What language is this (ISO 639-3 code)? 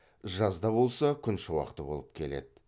kaz